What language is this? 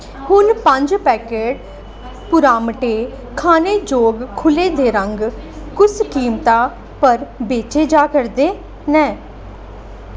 Dogri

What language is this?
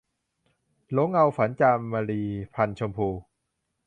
Thai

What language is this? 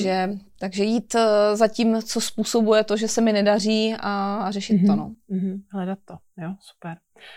Czech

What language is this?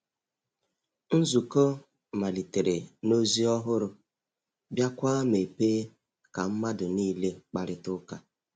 Igbo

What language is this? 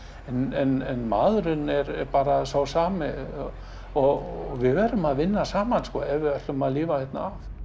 Icelandic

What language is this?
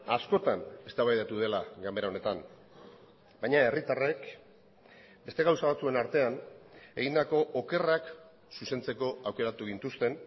Basque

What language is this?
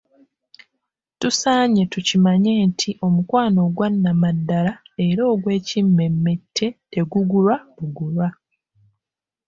Ganda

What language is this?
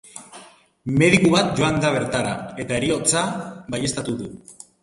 Basque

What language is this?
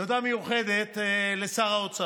Hebrew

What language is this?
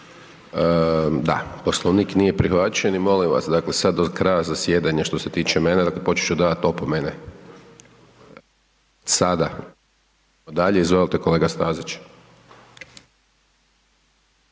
Croatian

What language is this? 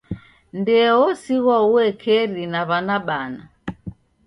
Taita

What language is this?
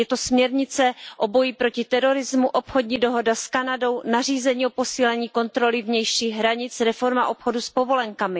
Czech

